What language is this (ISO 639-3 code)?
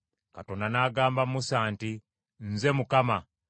lug